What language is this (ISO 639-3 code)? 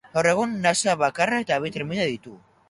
eus